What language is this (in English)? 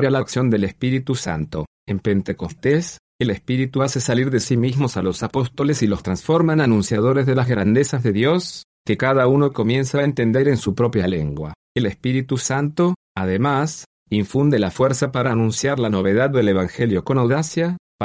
Spanish